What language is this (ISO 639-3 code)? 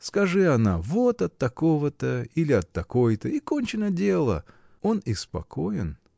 rus